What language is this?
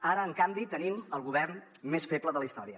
Catalan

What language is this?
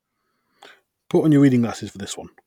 English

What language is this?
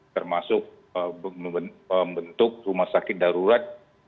Indonesian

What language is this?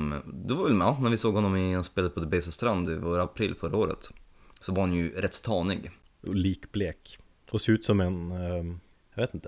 Swedish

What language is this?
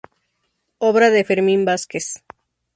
Spanish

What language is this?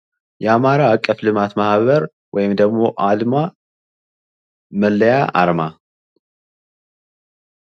Amharic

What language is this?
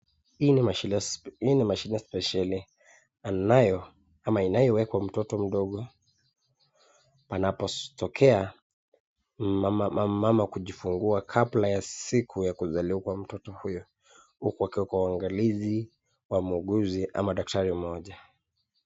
Swahili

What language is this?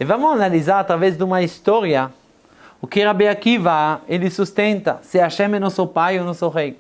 Portuguese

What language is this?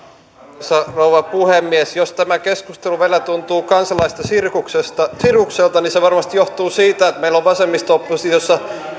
Finnish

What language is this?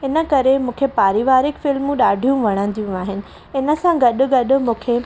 Sindhi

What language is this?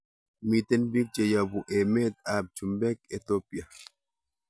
Kalenjin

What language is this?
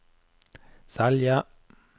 Norwegian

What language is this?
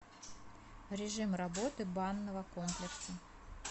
Russian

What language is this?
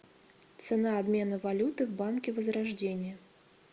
Russian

